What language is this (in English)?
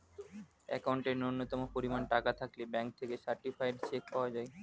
Bangla